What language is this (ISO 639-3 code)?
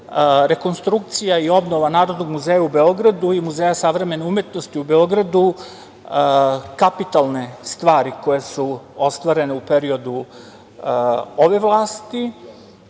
srp